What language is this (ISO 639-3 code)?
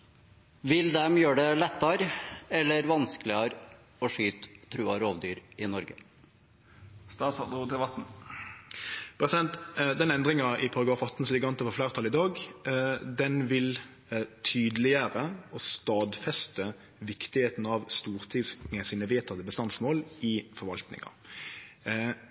nor